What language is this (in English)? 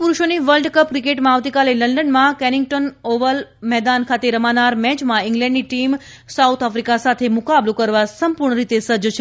Gujarati